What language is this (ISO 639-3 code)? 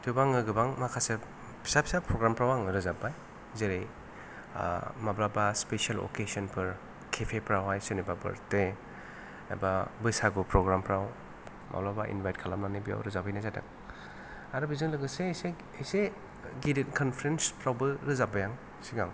brx